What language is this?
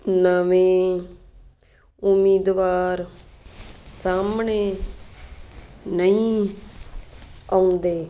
Punjabi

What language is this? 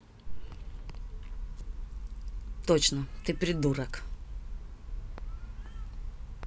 Russian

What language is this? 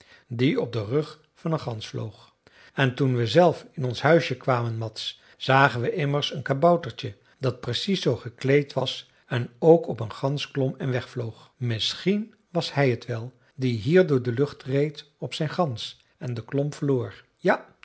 Dutch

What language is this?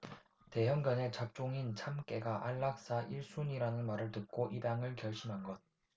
Korean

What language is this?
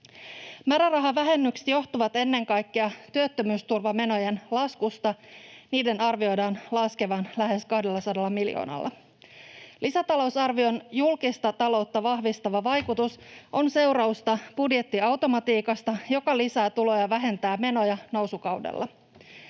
Finnish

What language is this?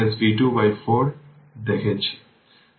Bangla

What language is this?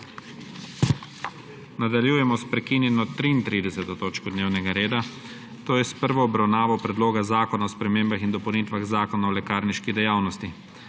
Slovenian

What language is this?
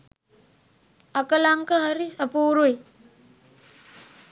Sinhala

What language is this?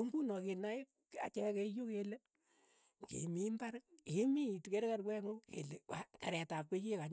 Keiyo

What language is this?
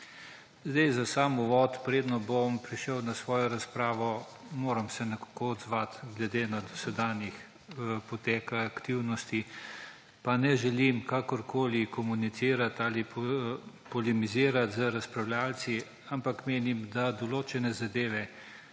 Slovenian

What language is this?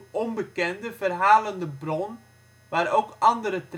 Dutch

